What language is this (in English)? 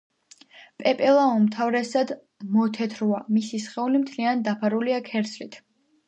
Georgian